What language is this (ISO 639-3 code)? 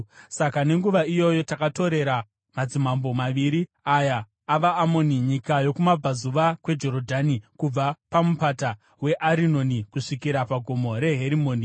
sna